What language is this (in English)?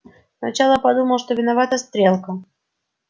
Russian